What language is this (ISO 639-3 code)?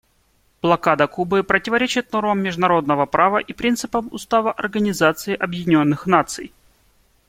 rus